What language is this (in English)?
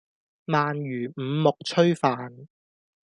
Cantonese